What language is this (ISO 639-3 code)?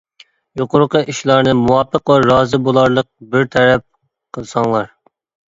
uig